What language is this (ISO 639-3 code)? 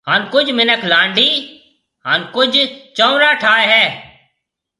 mve